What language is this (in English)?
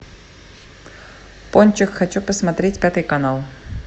Russian